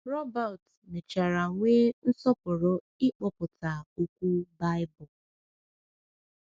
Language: Igbo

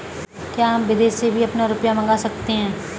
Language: Hindi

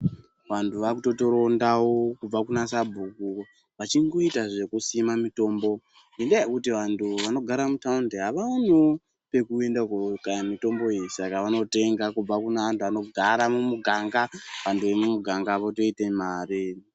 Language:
Ndau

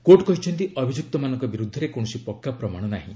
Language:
Odia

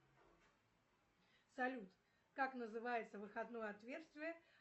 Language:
Russian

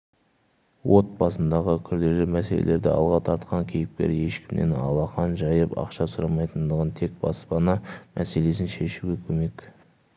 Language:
Kazakh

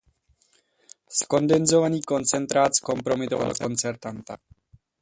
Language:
Czech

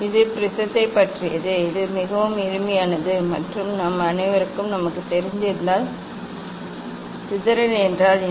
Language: Tamil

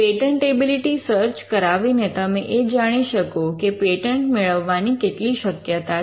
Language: Gujarati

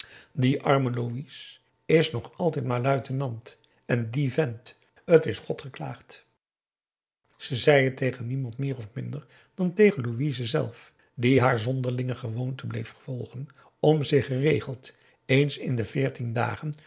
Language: Dutch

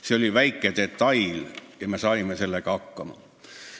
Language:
Estonian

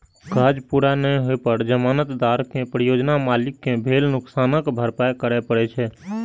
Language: Maithili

